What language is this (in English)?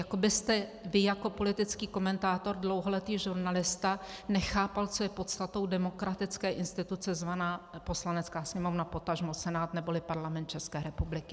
Czech